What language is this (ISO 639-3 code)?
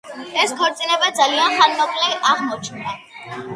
kat